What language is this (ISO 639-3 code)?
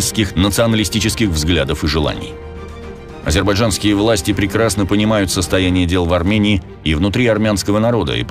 rus